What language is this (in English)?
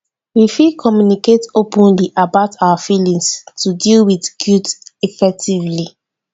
Nigerian Pidgin